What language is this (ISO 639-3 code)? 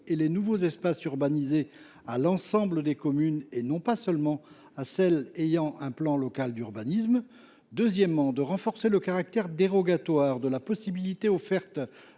fra